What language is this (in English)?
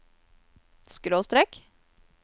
Norwegian